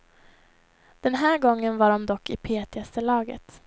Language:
Swedish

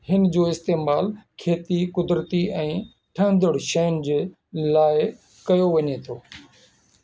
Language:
Sindhi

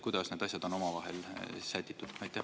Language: Estonian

